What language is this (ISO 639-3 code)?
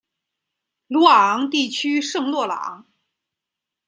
zho